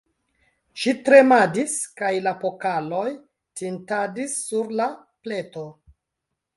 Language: Esperanto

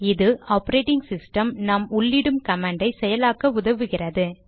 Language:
Tamil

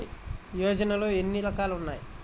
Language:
Telugu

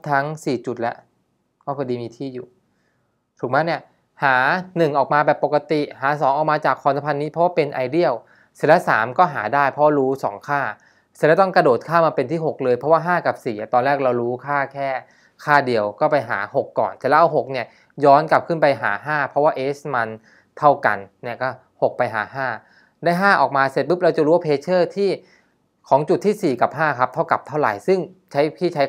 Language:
Thai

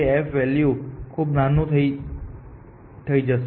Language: Gujarati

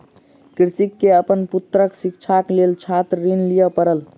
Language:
Maithili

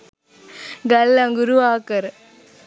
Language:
Sinhala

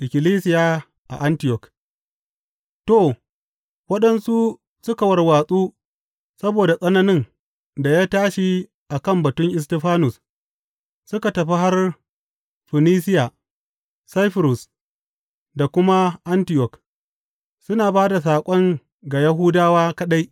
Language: Hausa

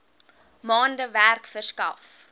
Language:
Afrikaans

